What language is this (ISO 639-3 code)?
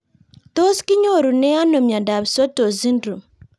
kln